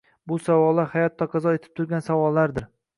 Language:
Uzbek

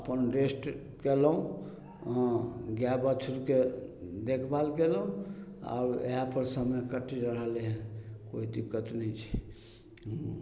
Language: Maithili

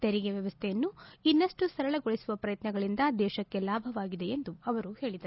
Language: Kannada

